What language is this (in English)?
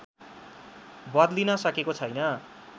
Nepali